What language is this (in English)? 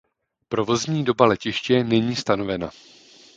Czech